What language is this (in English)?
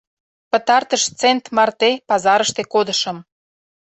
Mari